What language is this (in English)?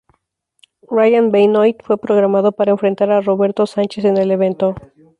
Spanish